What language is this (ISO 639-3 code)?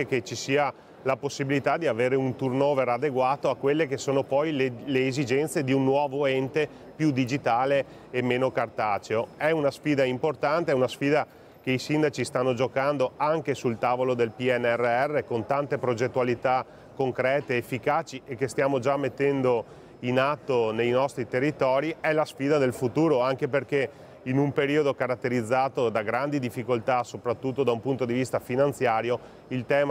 ita